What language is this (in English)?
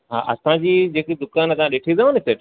Sindhi